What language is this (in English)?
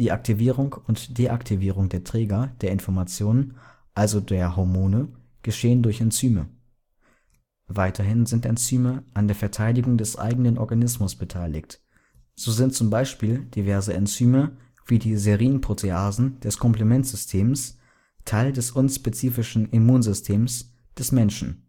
German